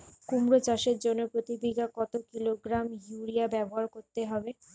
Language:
Bangla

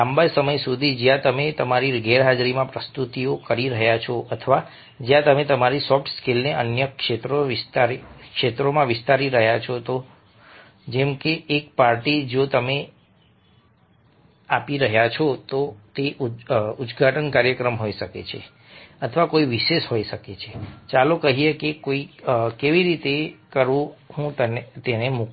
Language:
Gujarati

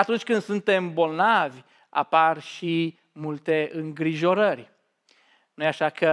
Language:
Romanian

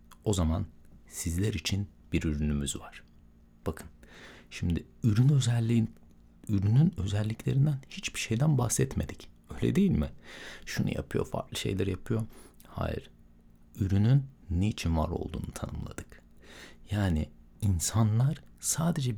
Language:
Turkish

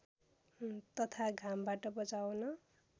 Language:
Nepali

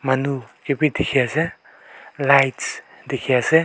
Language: Naga Pidgin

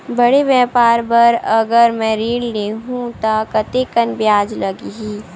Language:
Chhattisgarhi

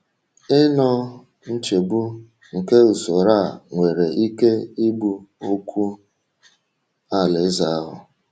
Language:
Igbo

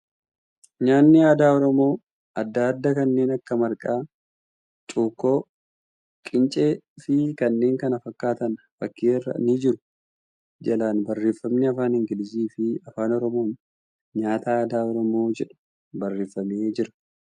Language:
Oromo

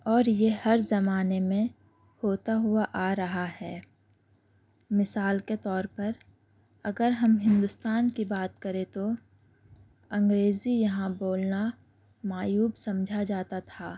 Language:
Urdu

